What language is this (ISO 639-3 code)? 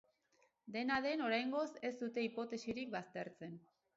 eus